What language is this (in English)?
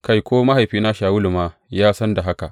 Hausa